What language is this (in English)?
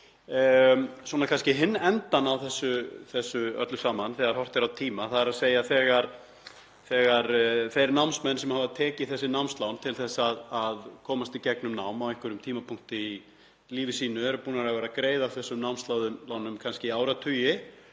Icelandic